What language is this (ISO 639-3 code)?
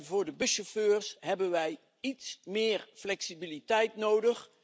nld